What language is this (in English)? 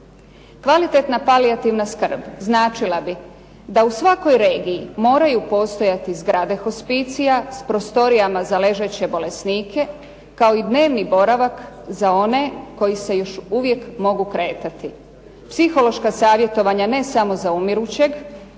Croatian